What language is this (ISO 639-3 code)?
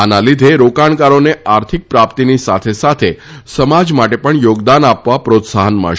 guj